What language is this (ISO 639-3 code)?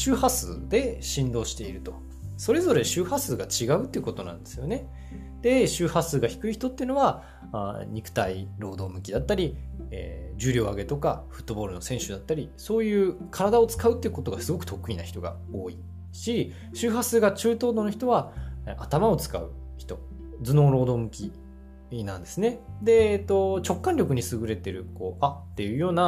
jpn